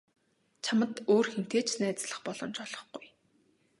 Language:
Mongolian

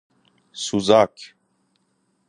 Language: Persian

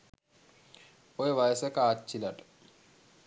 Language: Sinhala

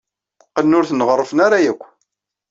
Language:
Kabyle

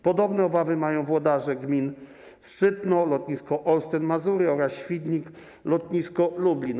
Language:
Polish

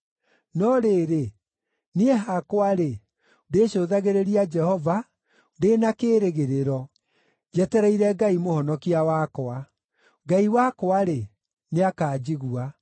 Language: Kikuyu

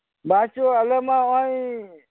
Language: Santali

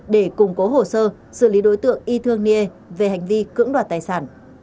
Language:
Vietnamese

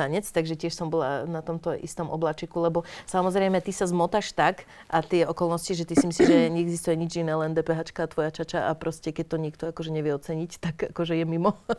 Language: Slovak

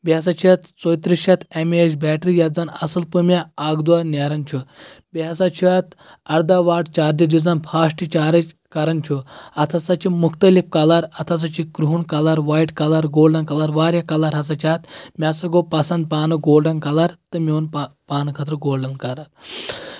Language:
Kashmiri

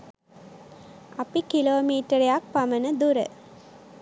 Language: Sinhala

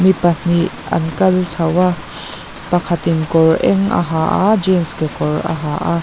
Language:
Mizo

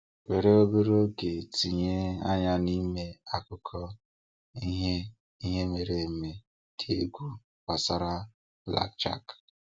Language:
Igbo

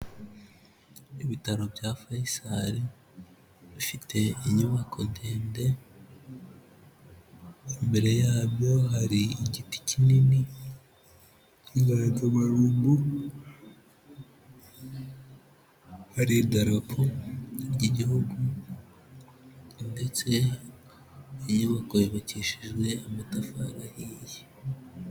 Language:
Kinyarwanda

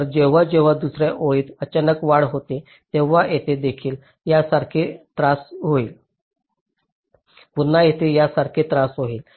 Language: Marathi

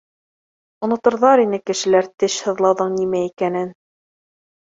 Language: Bashkir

